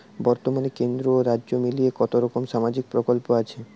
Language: Bangla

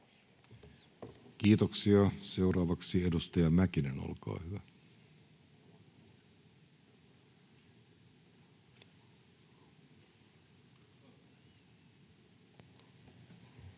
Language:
Finnish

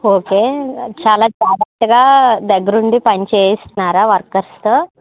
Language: Telugu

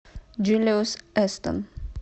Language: Russian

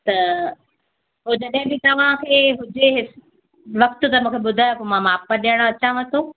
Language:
Sindhi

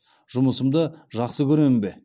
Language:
Kazakh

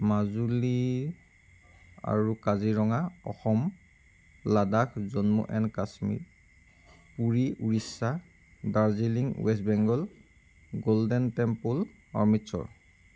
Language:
Assamese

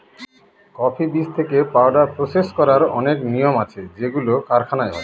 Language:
Bangla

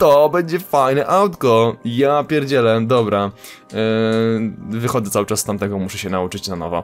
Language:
Polish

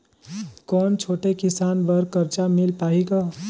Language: Chhattisgarhi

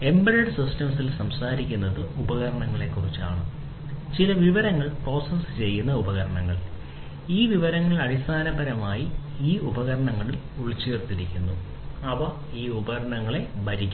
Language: Malayalam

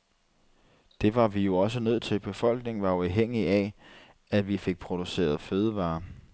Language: Danish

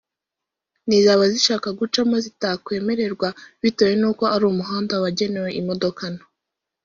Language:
Kinyarwanda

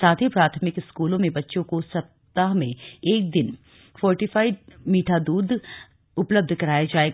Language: Hindi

